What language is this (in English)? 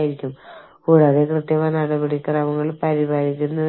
Malayalam